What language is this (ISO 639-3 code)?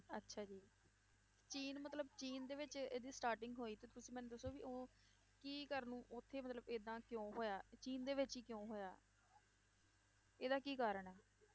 pan